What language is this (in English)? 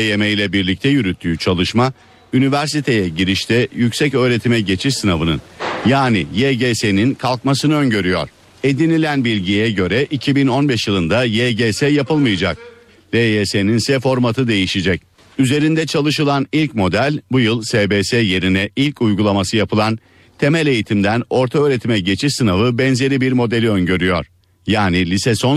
Turkish